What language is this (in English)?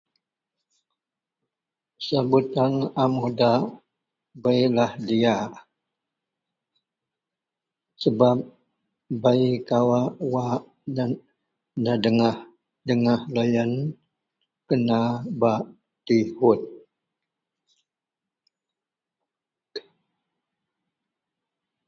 Central Melanau